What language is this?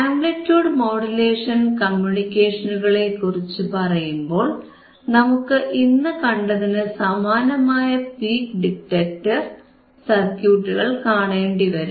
Malayalam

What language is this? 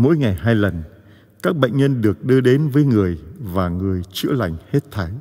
Vietnamese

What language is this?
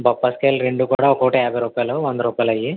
Telugu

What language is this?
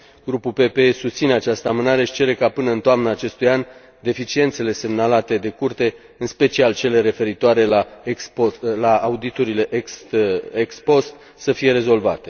Romanian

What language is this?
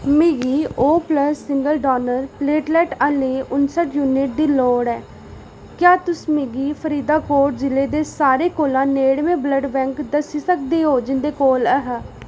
Dogri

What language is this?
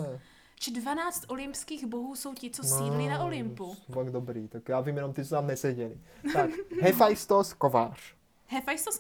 Czech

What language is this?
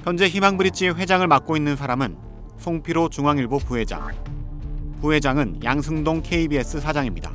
Korean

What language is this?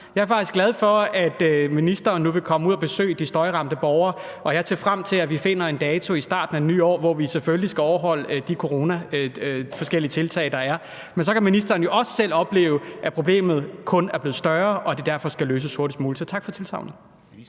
Danish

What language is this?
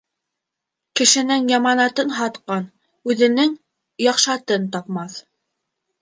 Bashkir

